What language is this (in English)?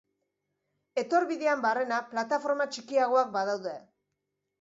Basque